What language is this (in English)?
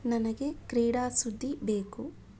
Kannada